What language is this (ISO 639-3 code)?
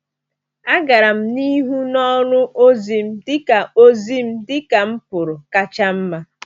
ibo